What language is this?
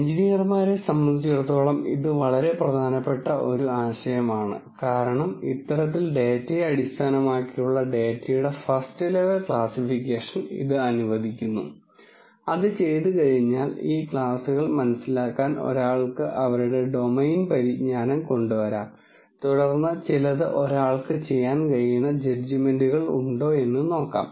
Malayalam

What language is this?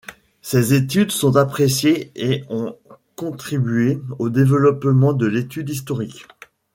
French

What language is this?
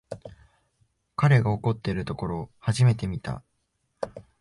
Japanese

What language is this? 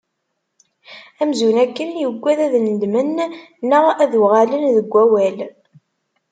Kabyle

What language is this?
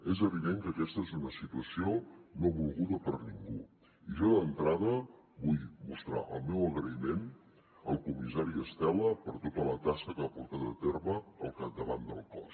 Catalan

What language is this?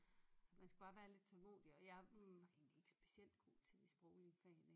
Danish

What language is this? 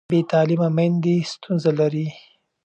Pashto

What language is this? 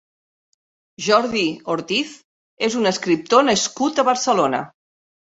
Catalan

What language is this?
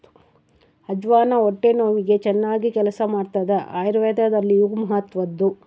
Kannada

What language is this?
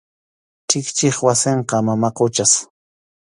Arequipa-La Unión Quechua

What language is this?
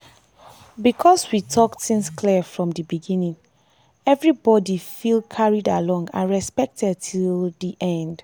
Nigerian Pidgin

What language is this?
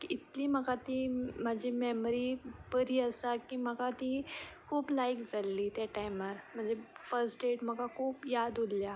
Konkani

